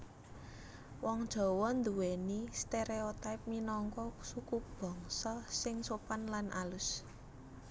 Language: Javanese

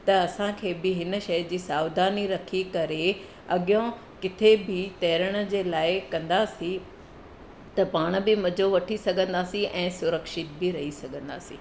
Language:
Sindhi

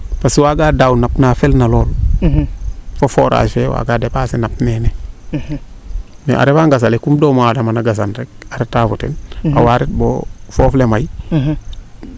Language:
Serer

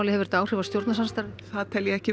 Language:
Icelandic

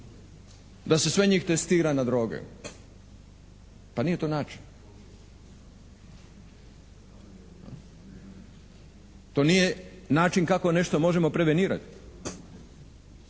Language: Croatian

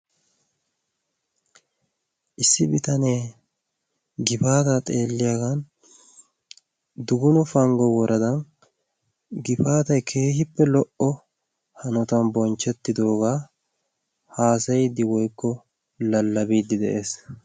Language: Wolaytta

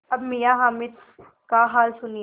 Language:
Hindi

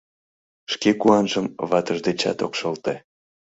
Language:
Mari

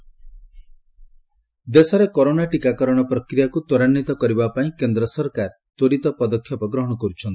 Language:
Odia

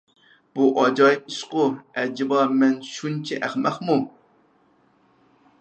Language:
Uyghur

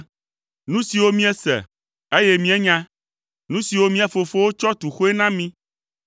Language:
Ewe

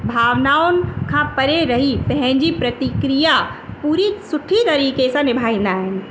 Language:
Sindhi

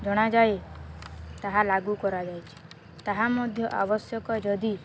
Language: Odia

